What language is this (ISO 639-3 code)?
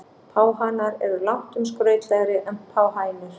isl